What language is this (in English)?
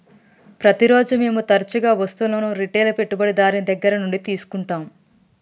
Telugu